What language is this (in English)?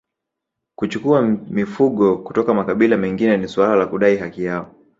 Swahili